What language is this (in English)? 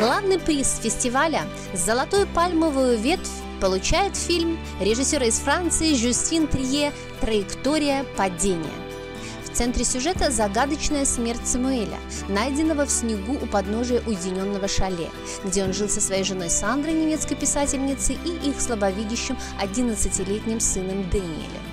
Russian